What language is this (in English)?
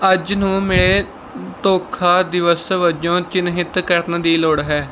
Punjabi